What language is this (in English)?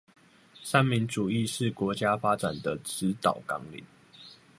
Chinese